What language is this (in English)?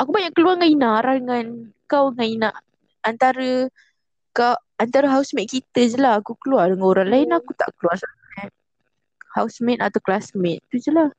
Malay